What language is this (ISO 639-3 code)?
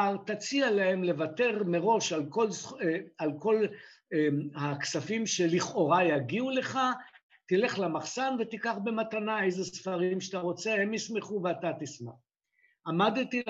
heb